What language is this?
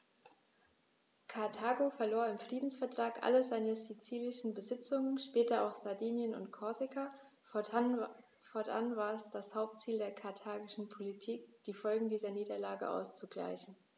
German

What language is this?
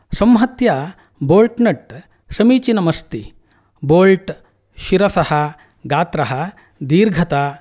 Sanskrit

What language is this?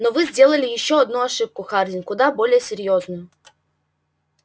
Russian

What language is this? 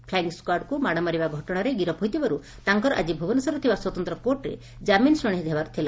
Odia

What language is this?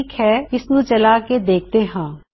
Punjabi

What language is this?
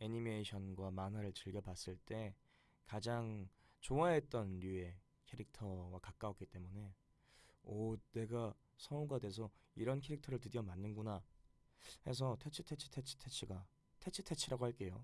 Korean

